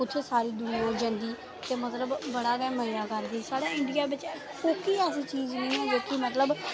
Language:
Dogri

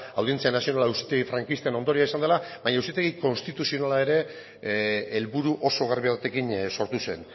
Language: Basque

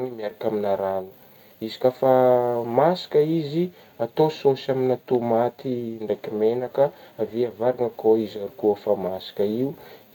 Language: Northern Betsimisaraka Malagasy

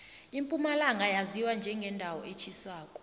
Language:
South Ndebele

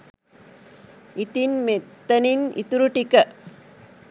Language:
Sinhala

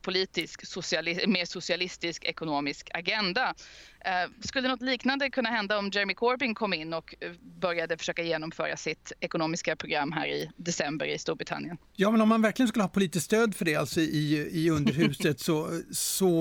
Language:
Swedish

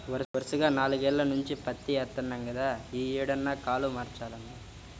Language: Telugu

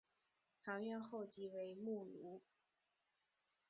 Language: Chinese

